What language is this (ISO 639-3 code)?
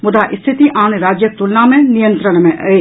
mai